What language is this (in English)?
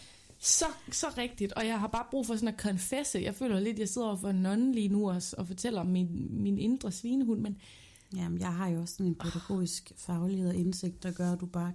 Danish